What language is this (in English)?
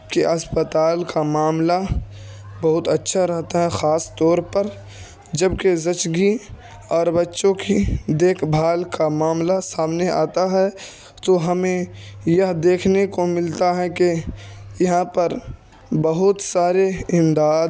Urdu